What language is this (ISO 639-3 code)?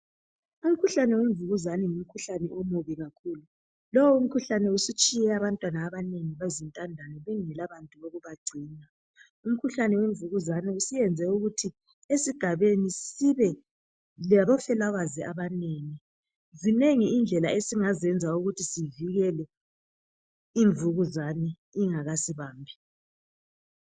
nde